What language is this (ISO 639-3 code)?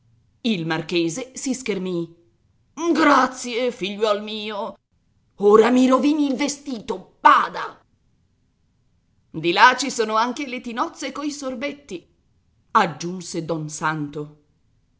ita